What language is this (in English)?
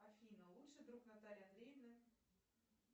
Russian